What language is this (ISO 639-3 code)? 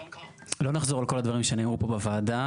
heb